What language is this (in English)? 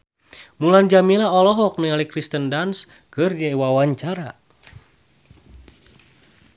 Sundanese